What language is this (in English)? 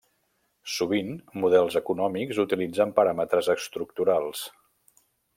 Catalan